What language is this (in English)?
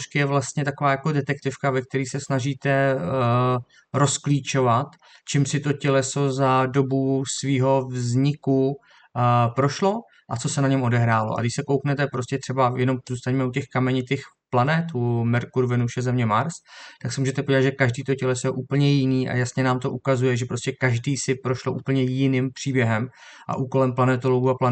Czech